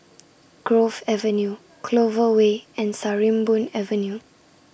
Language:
English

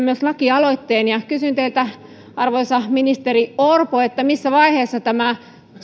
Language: Finnish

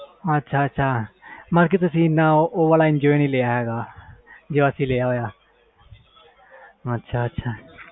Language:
Punjabi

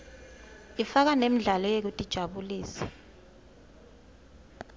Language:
Swati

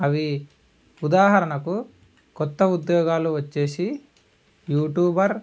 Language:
Telugu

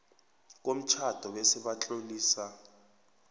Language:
South Ndebele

